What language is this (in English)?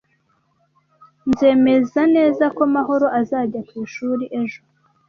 Kinyarwanda